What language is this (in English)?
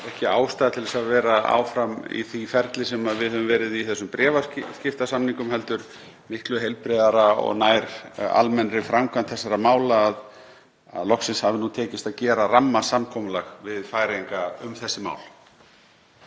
Icelandic